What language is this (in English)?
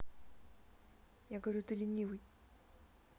Russian